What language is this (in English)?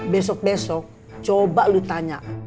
Indonesian